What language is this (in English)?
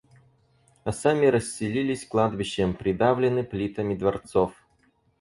Russian